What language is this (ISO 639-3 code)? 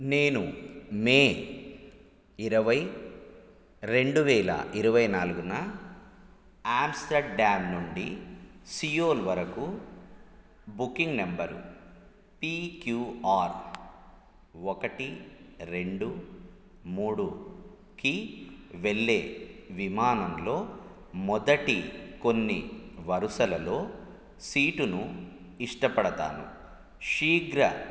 tel